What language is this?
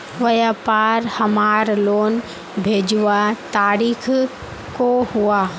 Magahi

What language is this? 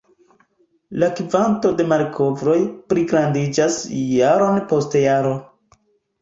Esperanto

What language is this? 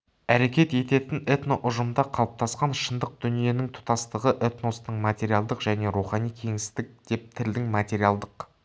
Kazakh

